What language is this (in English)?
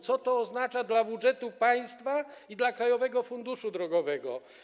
Polish